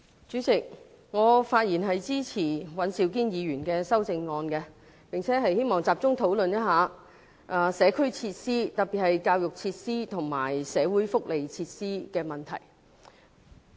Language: Cantonese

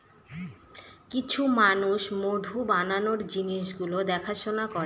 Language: Bangla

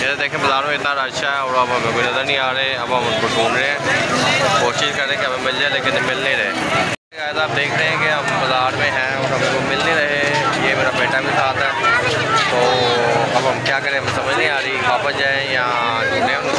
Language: Hindi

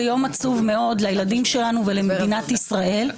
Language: Hebrew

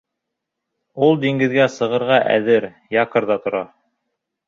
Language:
Bashkir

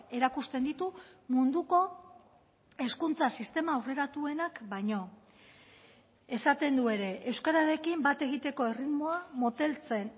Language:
Basque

